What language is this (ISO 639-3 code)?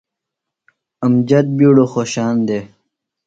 phl